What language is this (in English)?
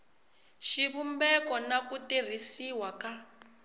Tsonga